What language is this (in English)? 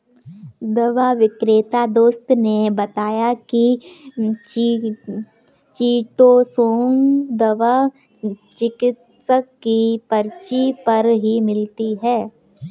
Hindi